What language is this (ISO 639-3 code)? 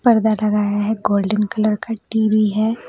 hin